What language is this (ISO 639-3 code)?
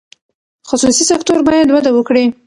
pus